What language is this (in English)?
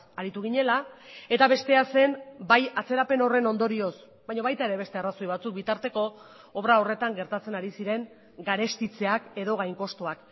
Basque